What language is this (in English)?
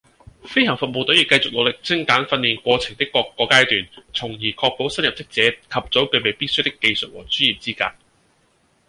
Cantonese